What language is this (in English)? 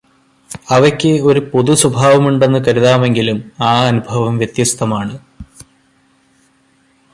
Malayalam